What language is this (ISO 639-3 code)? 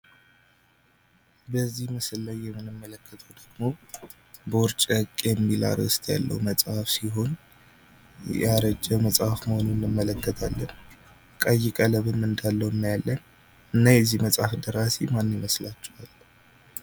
amh